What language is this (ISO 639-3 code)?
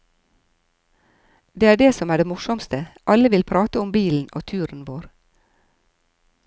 nor